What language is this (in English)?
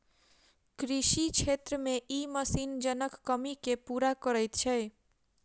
Maithili